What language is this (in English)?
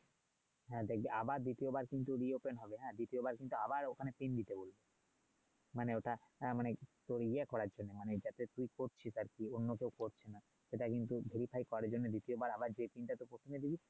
Bangla